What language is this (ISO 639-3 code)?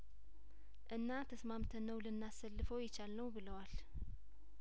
amh